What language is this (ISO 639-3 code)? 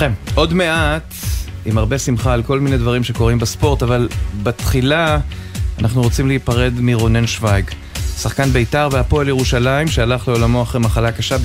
heb